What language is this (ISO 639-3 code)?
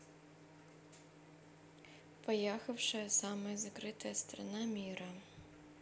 rus